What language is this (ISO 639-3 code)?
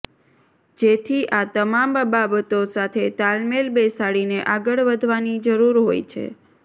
guj